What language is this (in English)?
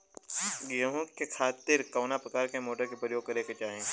Bhojpuri